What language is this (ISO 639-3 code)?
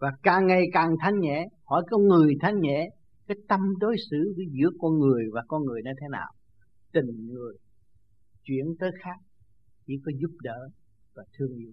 vie